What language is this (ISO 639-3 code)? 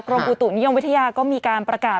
tha